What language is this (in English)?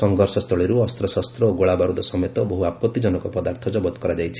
Odia